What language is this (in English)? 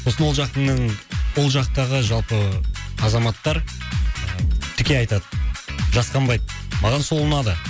Kazakh